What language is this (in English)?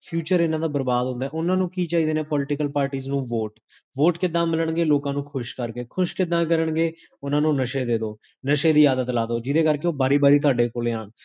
Punjabi